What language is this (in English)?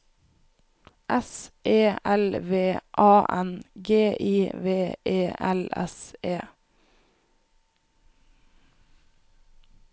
Norwegian